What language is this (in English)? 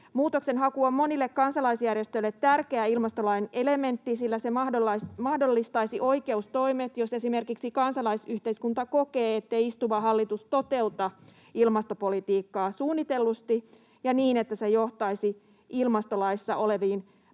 Finnish